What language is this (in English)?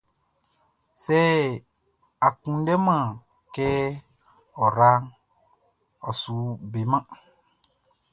Baoulé